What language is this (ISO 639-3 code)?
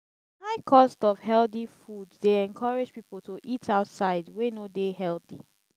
pcm